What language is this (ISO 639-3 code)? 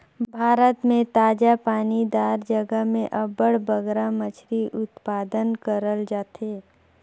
hne